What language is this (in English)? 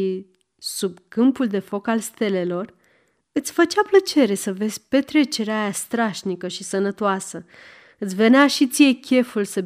Romanian